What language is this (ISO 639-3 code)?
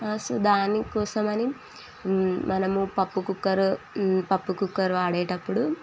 tel